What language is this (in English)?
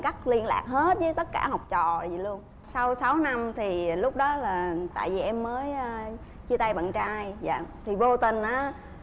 Vietnamese